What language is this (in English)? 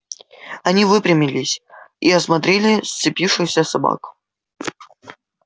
Russian